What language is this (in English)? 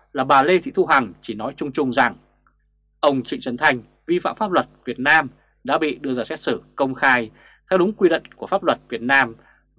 Vietnamese